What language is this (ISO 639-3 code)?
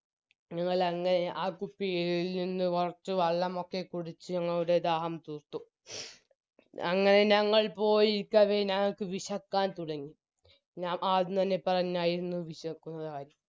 mal